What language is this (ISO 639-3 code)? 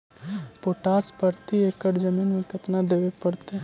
mag